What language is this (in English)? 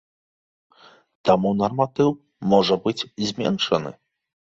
Belarusian